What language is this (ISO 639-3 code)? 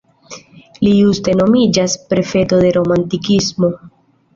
epo